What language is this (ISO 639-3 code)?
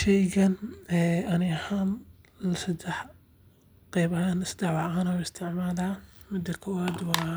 som